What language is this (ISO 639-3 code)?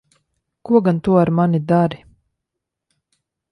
lav